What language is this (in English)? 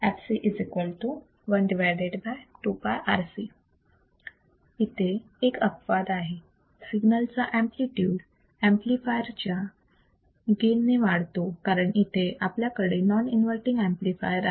Marathi